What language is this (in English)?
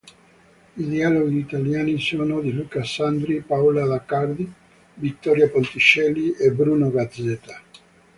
Italian